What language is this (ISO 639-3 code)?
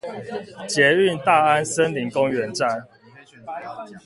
zho